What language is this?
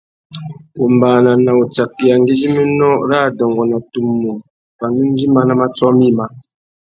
Tuki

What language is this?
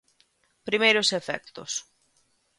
Galician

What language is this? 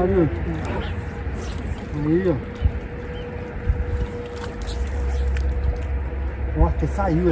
Portuguese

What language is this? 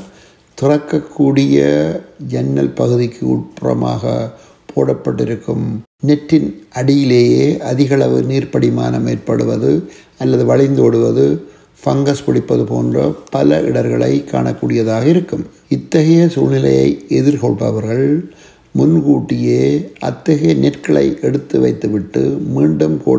Tamil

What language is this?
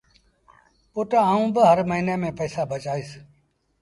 Sindhi Bhil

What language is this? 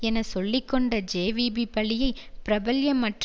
Tamil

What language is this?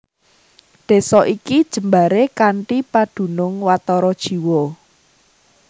Javanese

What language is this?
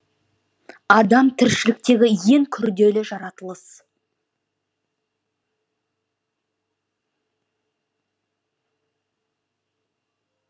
Kazakh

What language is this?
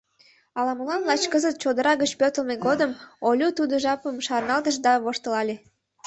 Mari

